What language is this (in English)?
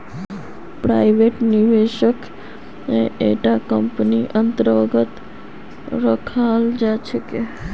Magahi